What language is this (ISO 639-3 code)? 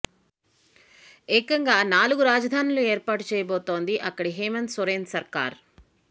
tel